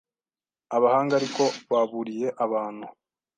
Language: Kinyarwanda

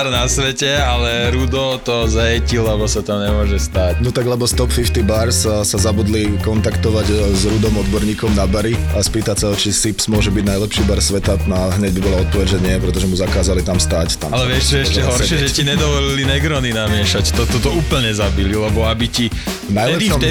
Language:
Slovak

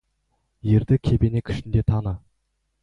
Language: Kazakh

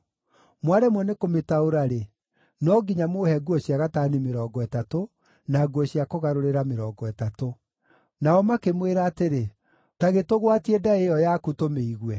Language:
Kikuyu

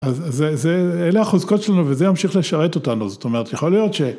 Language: Hebrew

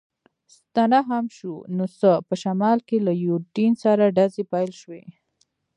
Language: Pashto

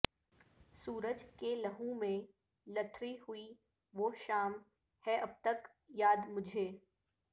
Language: Urdu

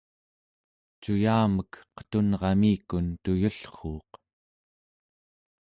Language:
Central Yupik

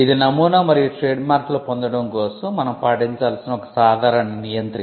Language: Telugu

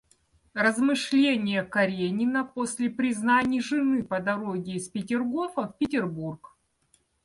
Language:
Russian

